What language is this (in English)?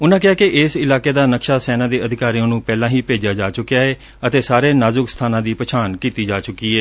Punjabi